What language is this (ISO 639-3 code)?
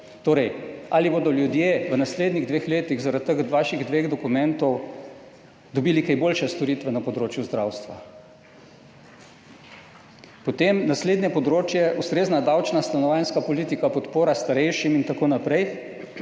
slv